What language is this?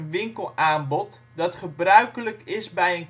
Dutch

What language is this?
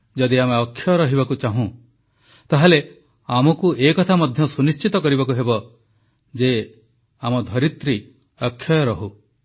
Odia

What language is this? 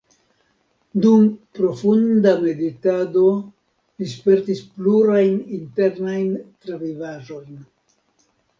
Esperanto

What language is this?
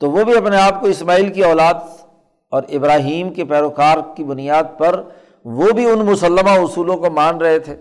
Urdu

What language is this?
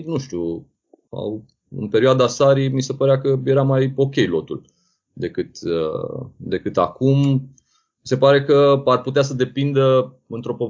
Romanian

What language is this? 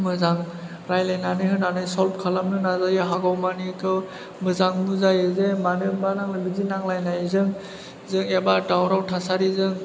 Bodo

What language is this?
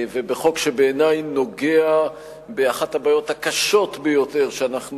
Hebrew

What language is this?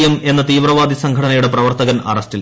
Malayalam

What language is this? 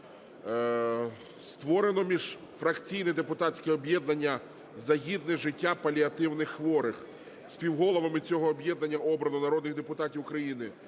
Ukrainian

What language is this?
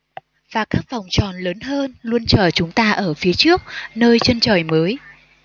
Vietnamese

